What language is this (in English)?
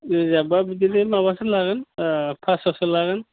Bodo